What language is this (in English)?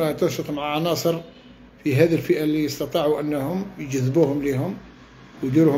Arabic